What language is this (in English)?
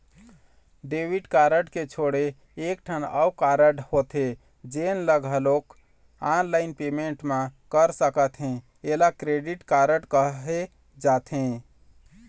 Chhattisgarhi